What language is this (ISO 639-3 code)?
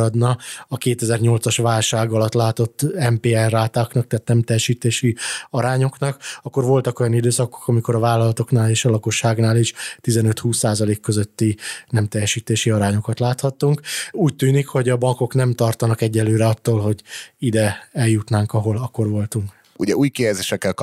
hun